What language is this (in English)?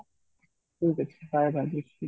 Odia